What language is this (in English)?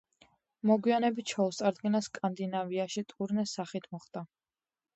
Georgian